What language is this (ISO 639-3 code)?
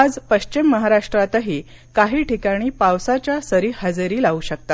mar